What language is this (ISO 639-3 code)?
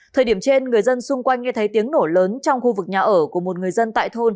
vie